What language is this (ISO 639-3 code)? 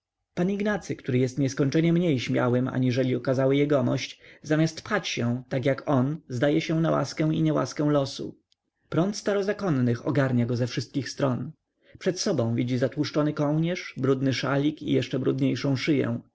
pol